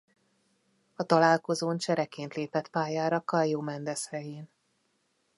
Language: Hungarian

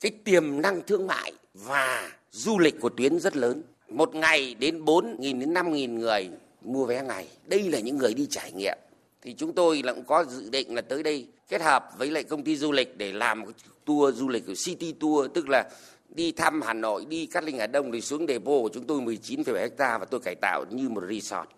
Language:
Vietnamese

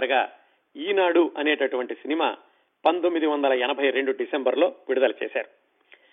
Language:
Telugu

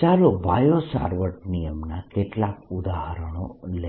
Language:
Gujarati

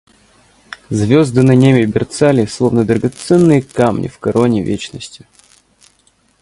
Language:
Russian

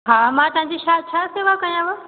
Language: Sindhi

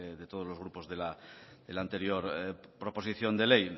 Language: Spanish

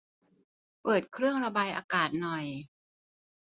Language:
Thai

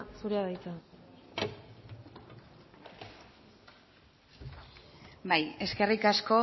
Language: Basque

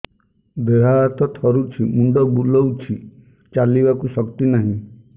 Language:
Odia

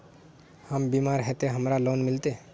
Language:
Magahi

